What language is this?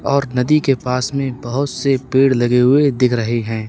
Hindi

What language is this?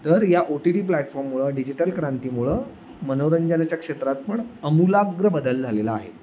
Marathi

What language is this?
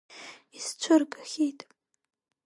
Abkhazian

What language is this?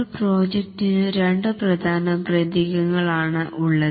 Malayalam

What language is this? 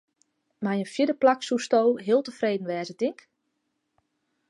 Western Frisian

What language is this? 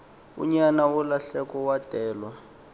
Xhosa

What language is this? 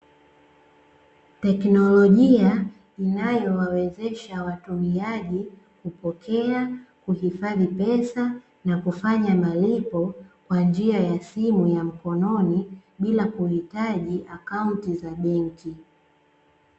Swahili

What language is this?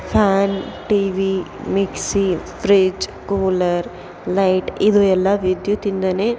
Kannada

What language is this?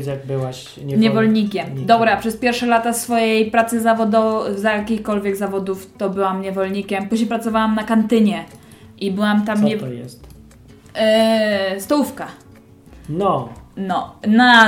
Polish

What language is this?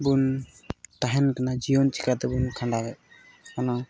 Santali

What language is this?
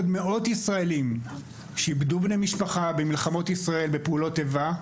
Hebrew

